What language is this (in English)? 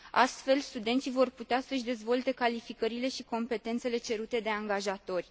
Romanian